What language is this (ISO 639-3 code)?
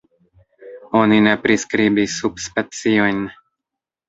epo